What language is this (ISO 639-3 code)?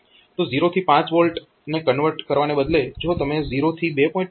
guj